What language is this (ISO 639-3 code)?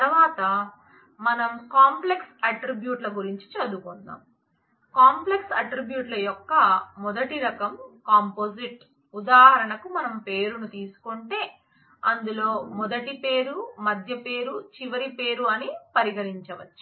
tel